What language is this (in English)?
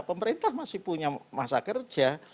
Indonesian